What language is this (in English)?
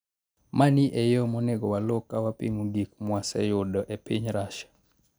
Luo (Kenya and Tanzania)